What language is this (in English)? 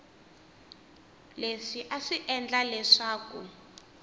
Tsonga